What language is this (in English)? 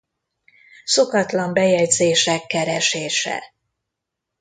Hungarian